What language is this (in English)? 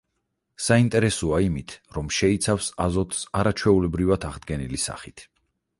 Georgian